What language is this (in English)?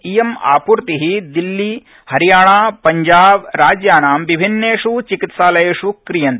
Sanskrit